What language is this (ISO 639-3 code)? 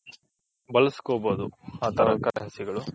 kan